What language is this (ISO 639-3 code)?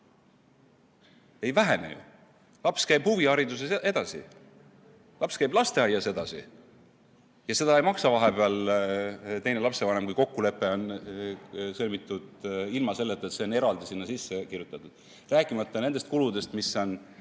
est